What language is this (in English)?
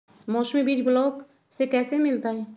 Magahi